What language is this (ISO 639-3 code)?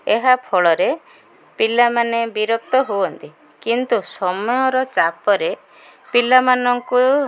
ori